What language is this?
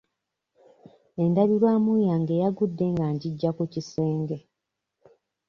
Ganda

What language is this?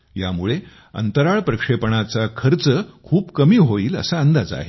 Marathi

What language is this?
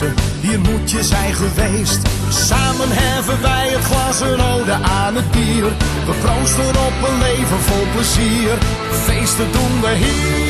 Dutch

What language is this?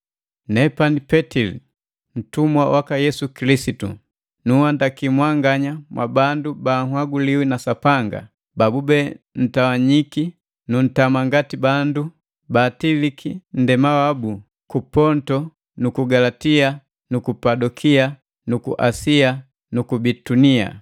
Matengo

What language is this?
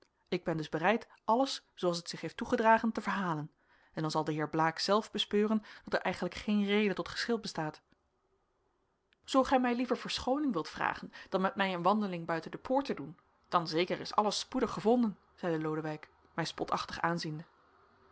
Dutch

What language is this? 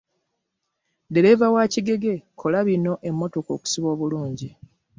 Ganda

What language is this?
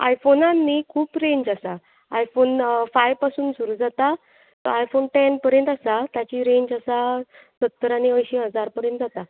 Konkani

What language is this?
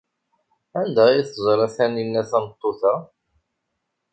Kabyle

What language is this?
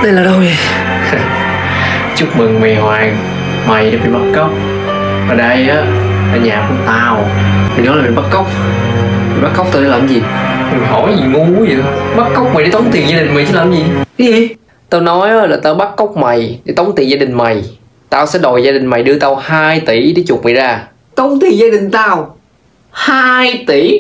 Vietnamese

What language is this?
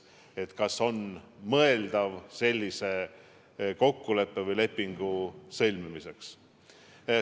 Estonian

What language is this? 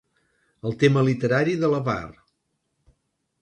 Catalan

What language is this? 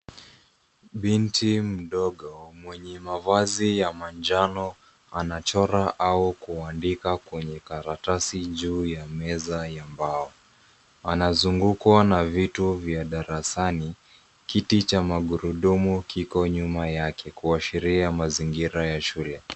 Swahili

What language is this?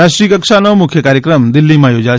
Gujarati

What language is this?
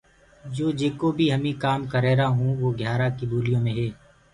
Gurgula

